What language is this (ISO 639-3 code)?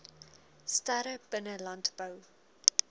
afr